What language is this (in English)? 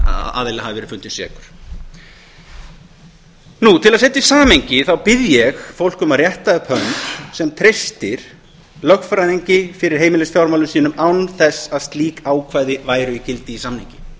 Icelandic